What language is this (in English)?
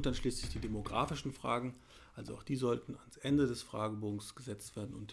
German